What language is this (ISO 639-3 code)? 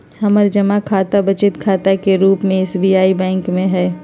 mag